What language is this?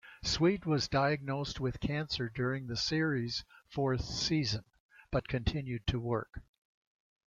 English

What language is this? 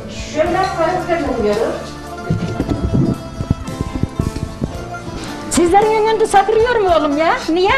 Turkish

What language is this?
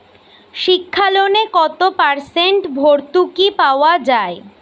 Bangla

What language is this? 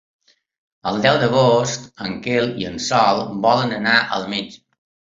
Catalan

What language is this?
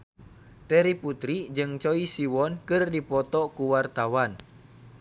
Sundanese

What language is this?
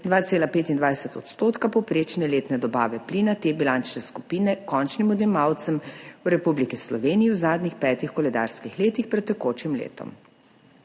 Slovenian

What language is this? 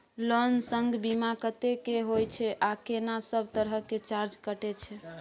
Maithili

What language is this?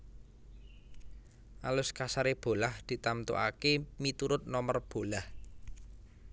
Javanese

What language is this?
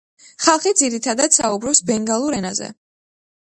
Georgian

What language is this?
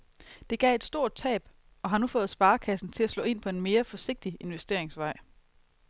Danish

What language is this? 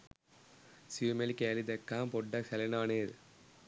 Sinhala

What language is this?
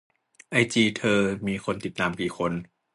Thai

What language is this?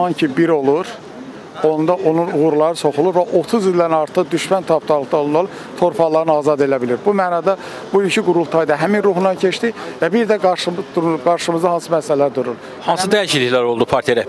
Turkish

